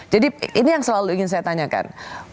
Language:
Indonesian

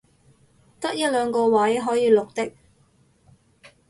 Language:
Cantonese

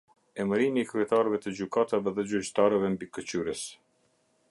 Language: Albanian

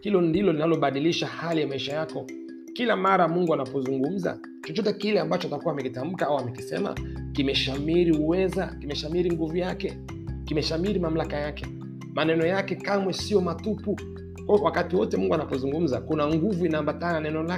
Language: Swahili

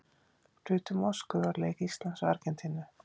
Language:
Icelandic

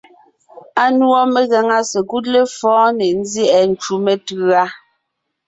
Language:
Ngiemboon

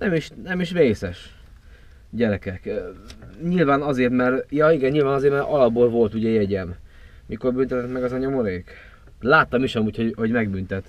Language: Hungarian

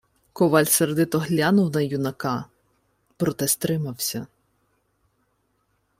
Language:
Ukrainian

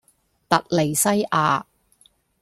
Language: Cantonese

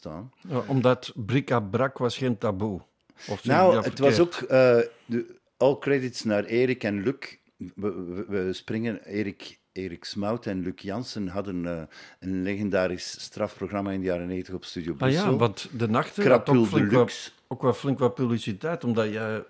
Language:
Dutch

